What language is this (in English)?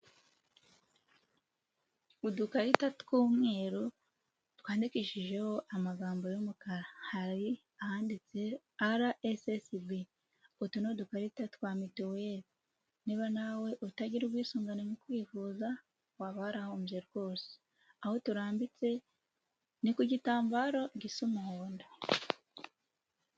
Kinyarwanda